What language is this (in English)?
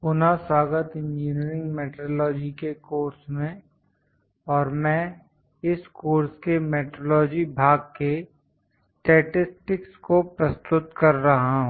Hindi